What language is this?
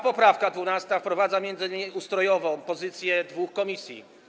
Polish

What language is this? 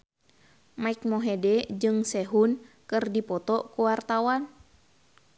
Sundanese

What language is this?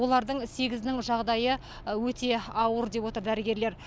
Kazakh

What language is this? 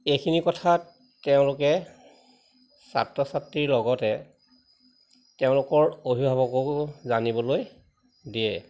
Assamese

